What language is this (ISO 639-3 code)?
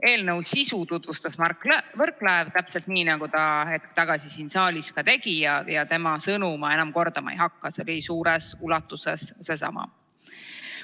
est